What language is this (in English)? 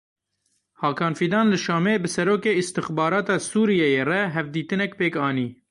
Kurdish